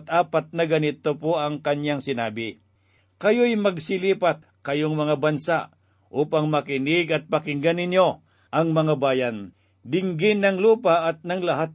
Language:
Filipino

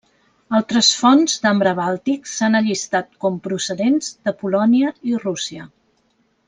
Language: Catalan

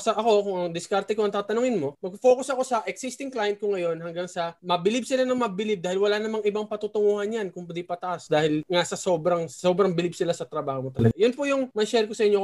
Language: Filipino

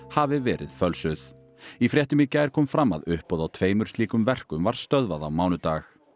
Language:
Icelandic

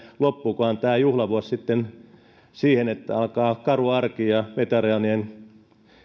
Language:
Finnish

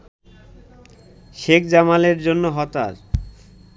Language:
Bangla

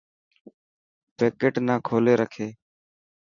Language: Dhatki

